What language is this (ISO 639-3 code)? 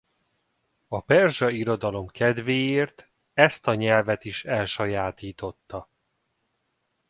hun